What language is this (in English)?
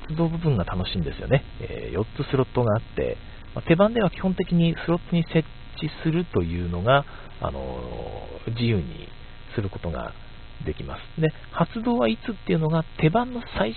Japanese